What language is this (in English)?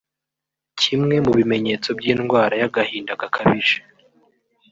Kinyarwanda